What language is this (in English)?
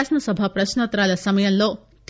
Telugu